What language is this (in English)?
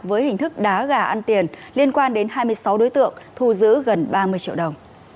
Vietnamese